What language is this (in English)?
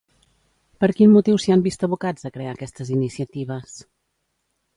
Catalan